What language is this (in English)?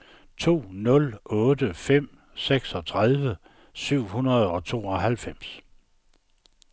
Danish